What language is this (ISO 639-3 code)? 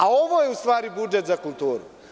srp